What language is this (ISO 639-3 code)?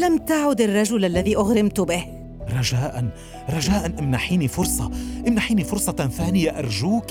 ara